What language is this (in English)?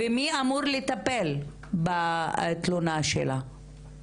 Hebrew